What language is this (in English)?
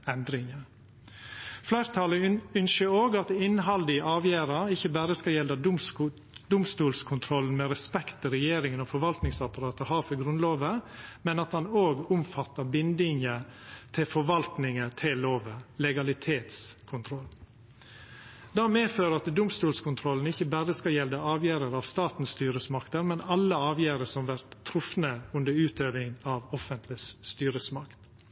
Norwegian Nynorsk